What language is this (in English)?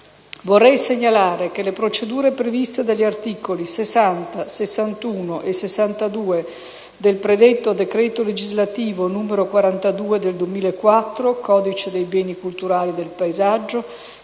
Italian